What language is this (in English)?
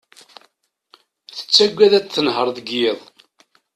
Kabyle